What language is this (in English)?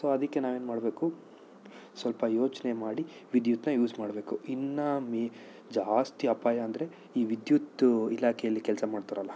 Kannada